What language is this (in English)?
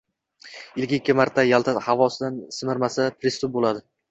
Uzbek